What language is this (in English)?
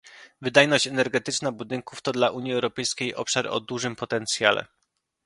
Polish